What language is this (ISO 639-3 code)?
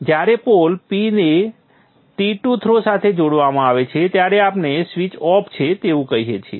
guj